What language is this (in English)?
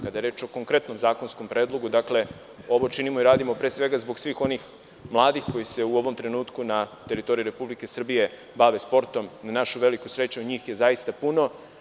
Serbian